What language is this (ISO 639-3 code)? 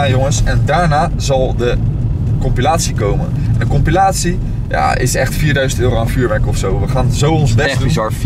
nld